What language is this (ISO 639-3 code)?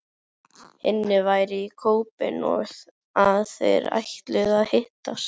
isl